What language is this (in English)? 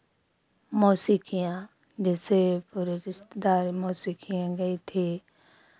Hindi